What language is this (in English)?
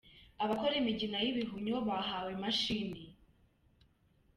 Kinyarwanda